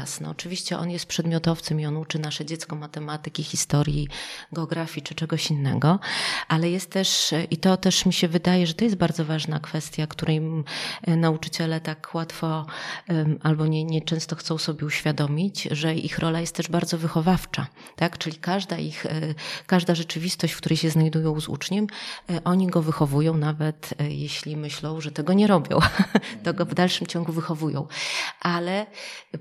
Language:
Polish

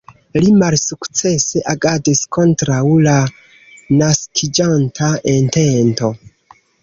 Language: Esperanto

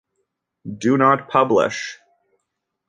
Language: English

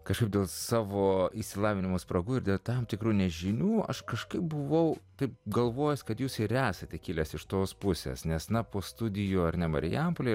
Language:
Lithuanian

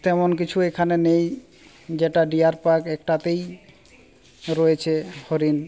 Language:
Bangla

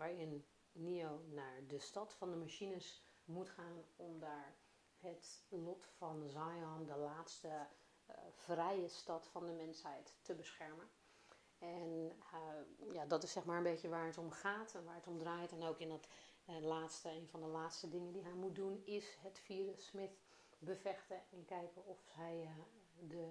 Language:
Dutch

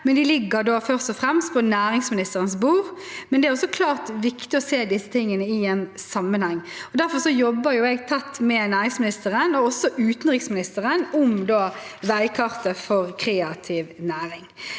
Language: Norwegian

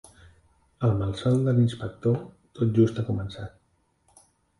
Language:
Catalan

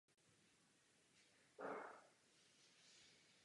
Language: Czech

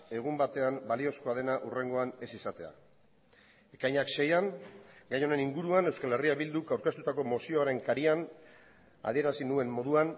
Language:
Basque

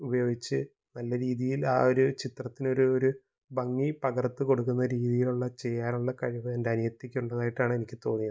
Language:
Malayalam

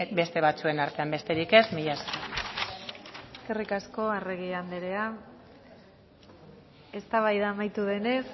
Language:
Basque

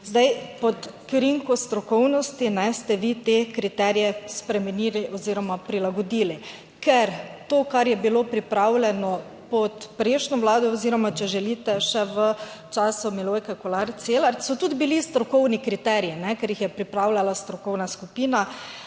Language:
Slovenian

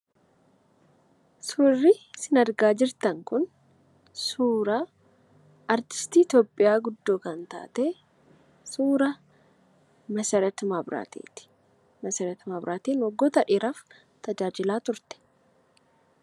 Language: Oromo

